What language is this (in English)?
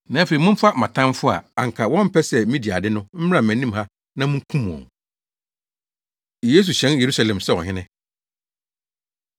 Akan